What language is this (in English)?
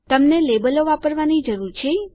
Gujarati